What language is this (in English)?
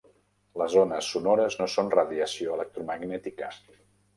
Catalan